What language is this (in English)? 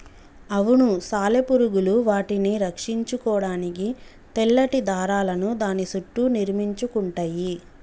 Telugu